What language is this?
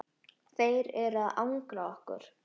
Icelandic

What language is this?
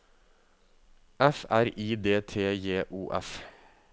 Norwegian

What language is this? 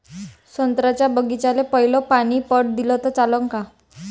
Marathi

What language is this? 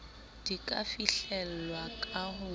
Southern Sotho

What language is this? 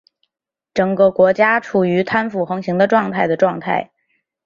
Chinese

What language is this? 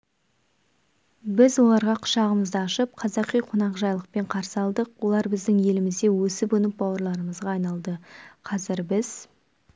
Kazakh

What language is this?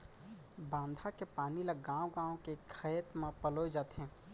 Chhattisgarhi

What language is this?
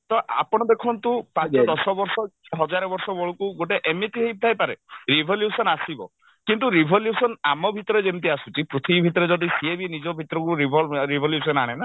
Odia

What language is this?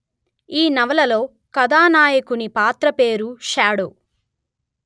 Telugu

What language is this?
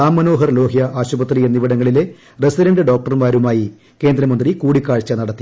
Malayalam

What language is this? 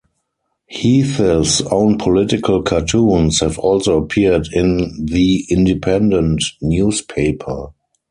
English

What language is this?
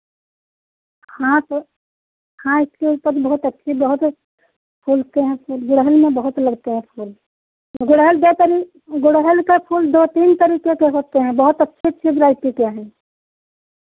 Hindi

